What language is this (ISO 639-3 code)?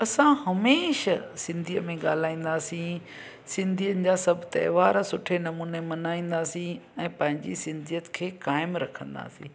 snd